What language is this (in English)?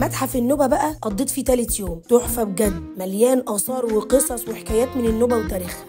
Arabic